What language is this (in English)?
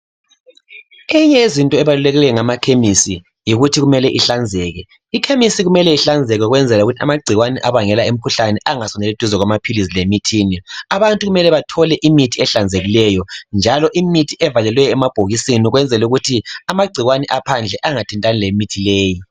North Ndebele